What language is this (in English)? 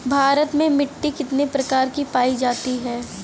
Bhojpuri